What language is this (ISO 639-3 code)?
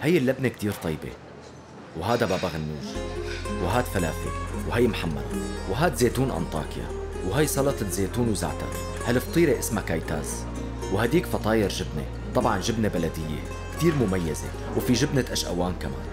ara